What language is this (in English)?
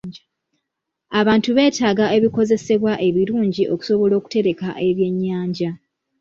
Ganda